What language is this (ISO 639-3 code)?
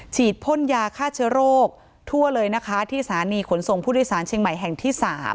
tha